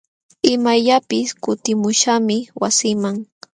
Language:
Jauja Wanca Quechua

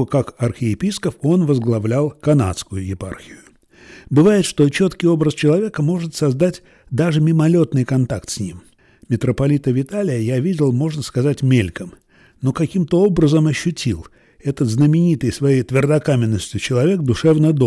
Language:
Russian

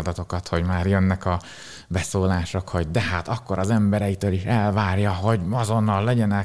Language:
Hungarian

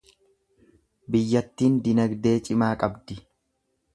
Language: Oromo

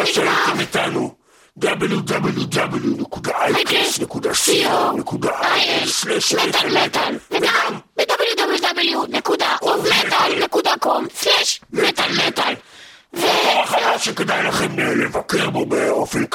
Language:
Hebrew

